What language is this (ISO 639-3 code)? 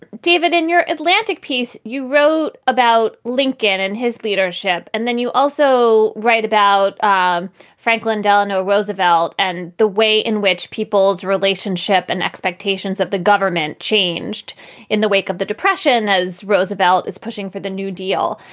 eng